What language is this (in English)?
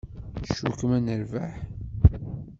Kabyle